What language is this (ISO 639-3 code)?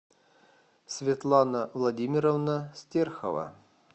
rus